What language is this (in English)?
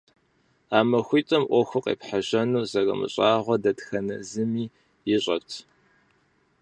Kabardian